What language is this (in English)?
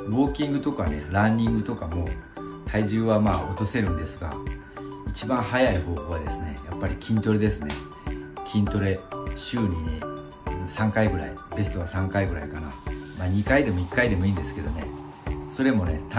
Japanese